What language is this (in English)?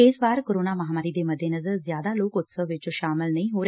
Punjabi